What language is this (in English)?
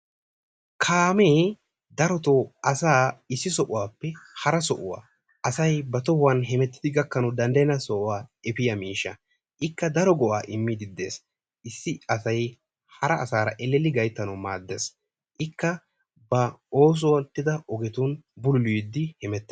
Wolaytta